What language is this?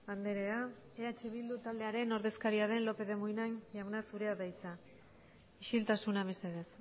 Basque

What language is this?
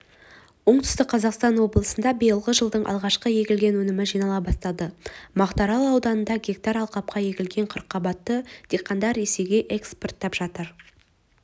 Kazakh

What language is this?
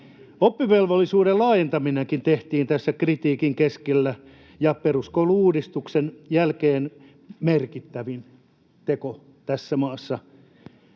Finnish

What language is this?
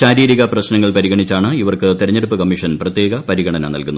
Malayalam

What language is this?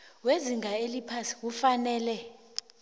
South Ndebele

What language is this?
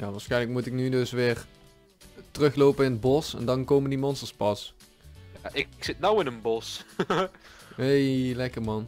Dutch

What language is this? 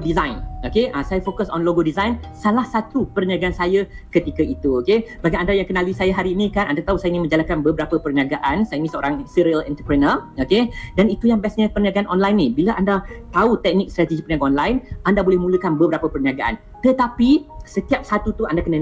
Malay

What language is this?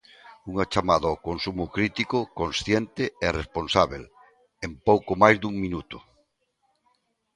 Galician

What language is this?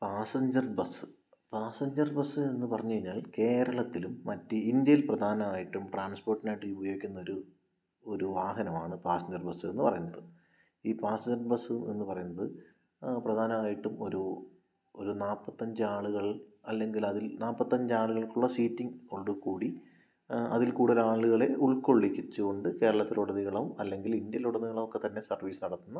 Malayalam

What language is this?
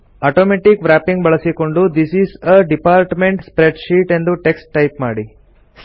Kannada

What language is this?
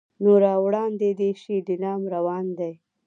Pashto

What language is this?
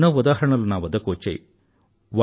Telugu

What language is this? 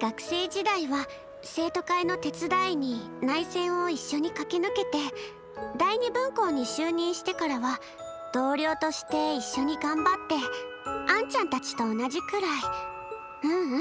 Japanese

